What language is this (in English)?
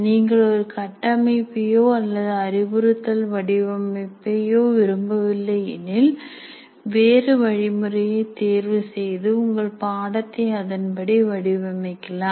Tamil